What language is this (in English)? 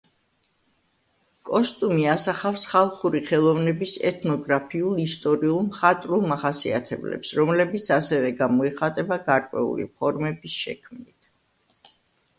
Georgian